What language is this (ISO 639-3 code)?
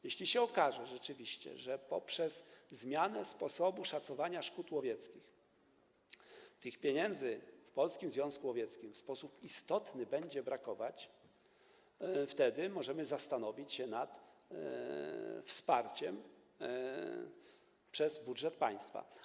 pol